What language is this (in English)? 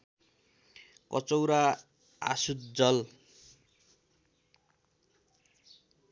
Nepali